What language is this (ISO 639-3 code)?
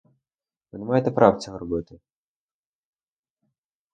ukr